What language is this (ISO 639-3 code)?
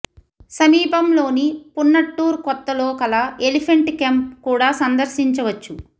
tel